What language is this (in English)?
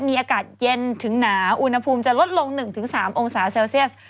Thai